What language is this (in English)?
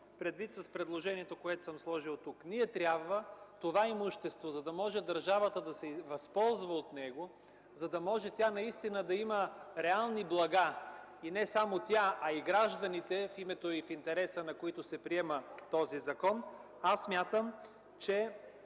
Bulgarian